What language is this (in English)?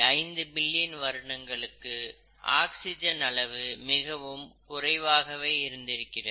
Tamil